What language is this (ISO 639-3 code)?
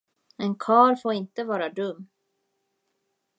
swe